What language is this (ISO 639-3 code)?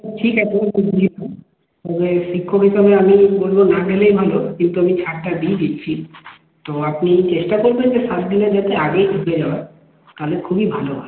ben